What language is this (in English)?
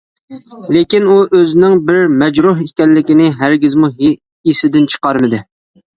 Uyghur